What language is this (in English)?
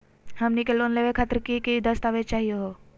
Magahi